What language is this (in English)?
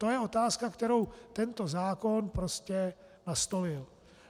Czech